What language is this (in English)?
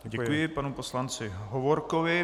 Czech